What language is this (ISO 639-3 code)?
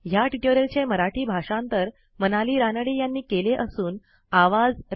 mar